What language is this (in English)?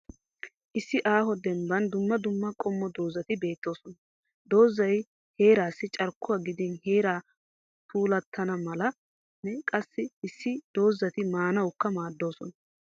Wolaytta